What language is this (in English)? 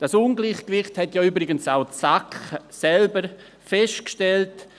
Swiss German